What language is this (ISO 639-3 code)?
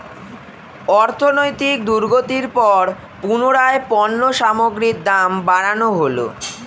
ben